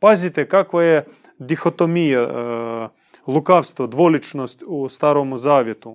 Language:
Croatian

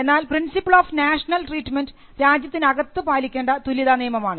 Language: Malayalam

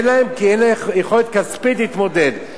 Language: Hebrew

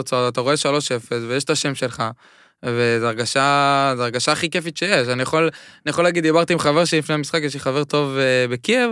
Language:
Hebrew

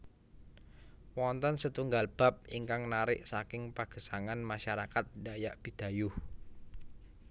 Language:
Javanese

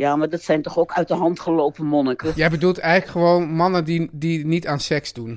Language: Dutch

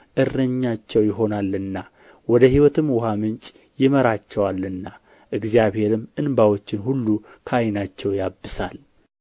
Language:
Amharic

